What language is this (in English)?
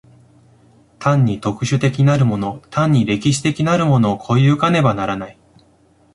Japanese